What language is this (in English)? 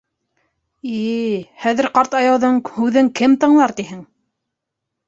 Bashkir